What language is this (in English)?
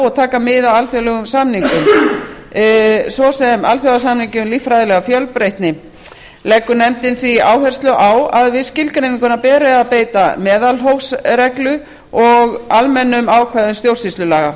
Icelandic